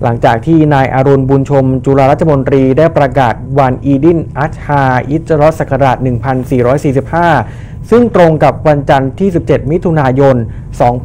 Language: Thai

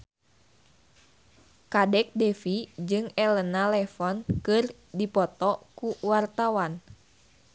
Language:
Sundanese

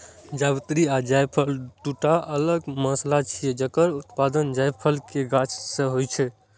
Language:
Maithili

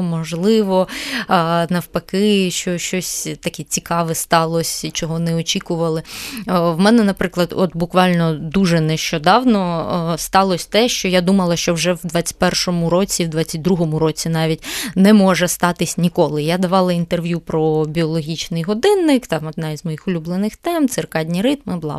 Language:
Ukrainian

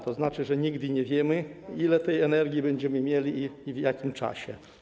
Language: Polish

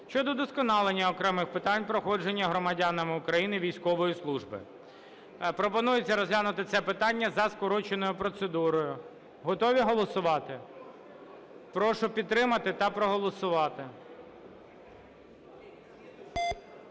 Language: Ukrainian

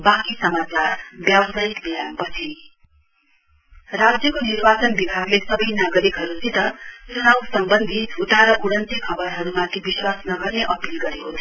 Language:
Nepali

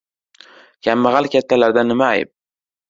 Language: Uzbek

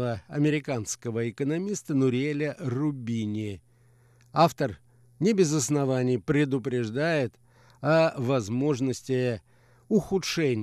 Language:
Russian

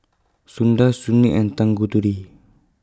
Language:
English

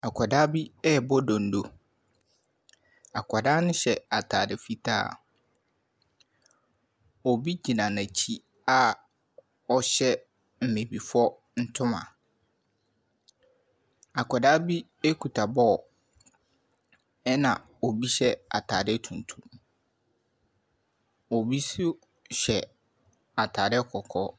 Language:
Akan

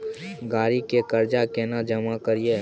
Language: Maithili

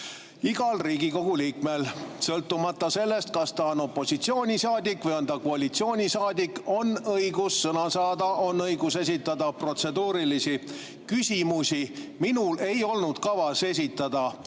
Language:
Estonian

